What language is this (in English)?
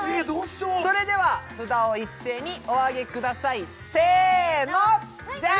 Japanese